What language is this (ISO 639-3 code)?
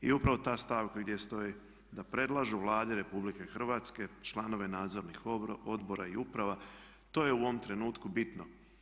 hrv